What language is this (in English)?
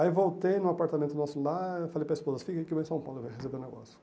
Portuguese